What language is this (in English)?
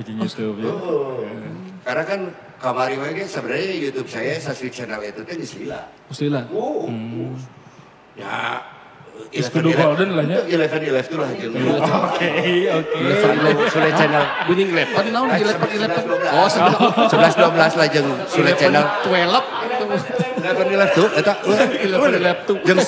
Indonesian